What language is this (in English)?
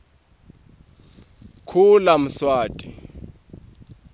Swati